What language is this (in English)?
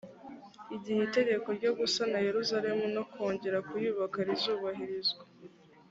Kinyarwanda